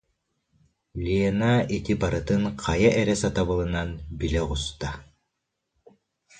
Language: Yakut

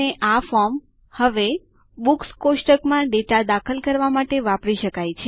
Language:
Gujarati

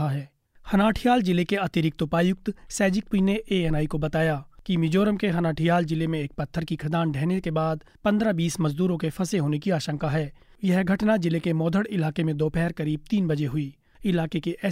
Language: Hindi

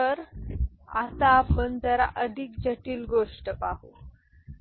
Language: Marathi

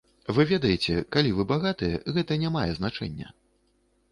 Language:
Belarusian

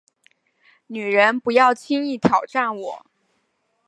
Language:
Chinese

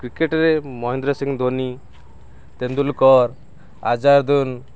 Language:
Odia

